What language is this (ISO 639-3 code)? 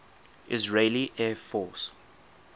eng